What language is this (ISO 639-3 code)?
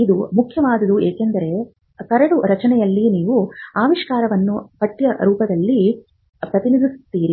kan